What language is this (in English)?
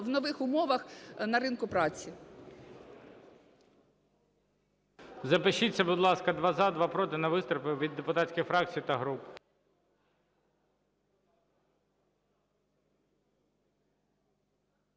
Ukrainian